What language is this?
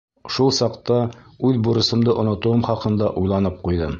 Bashkir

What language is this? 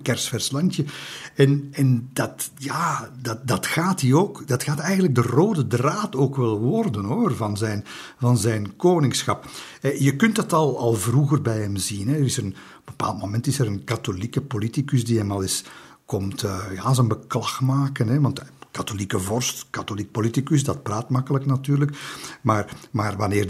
Dutch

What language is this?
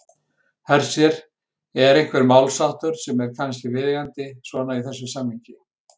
Icelandic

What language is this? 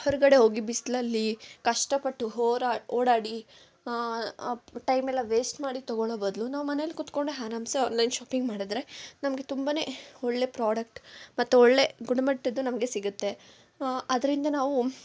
Kannada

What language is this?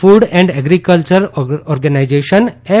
Gujarati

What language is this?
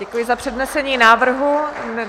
Czech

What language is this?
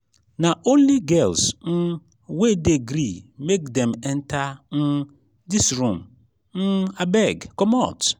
Nigerian Pidgin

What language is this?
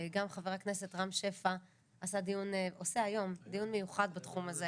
Hebrew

